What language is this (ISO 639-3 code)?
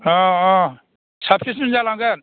brx